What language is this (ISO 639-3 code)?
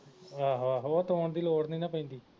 pan